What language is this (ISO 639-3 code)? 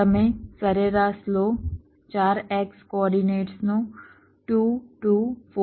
guj